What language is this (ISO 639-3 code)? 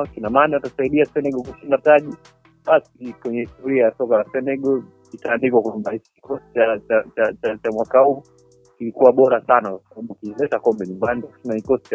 swa